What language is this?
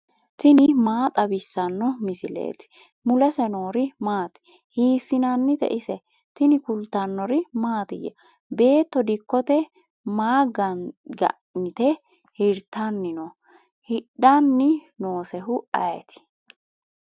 Sidamo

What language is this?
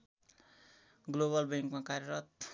Nepali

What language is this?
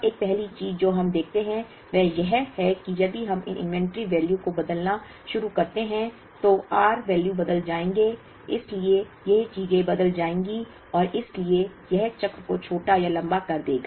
Hindi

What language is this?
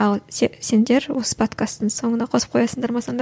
Kazakh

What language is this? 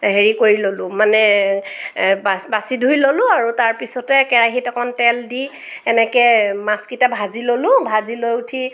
Assamese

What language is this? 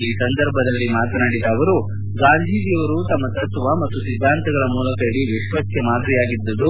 Kannada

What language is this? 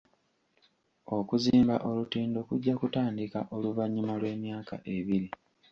Ganda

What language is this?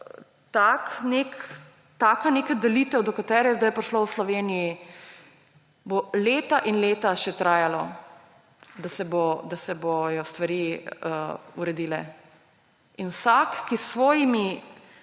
Slovenian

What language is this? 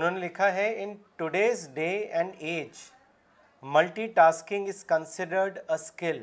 Urdu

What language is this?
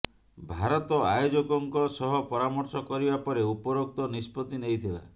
Odia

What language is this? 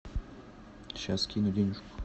Russian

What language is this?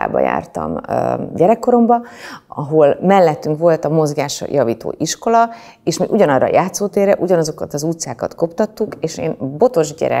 Hungarian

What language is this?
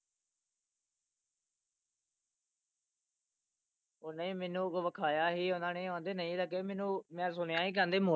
Punjabi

